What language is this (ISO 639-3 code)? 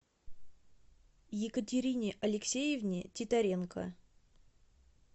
rus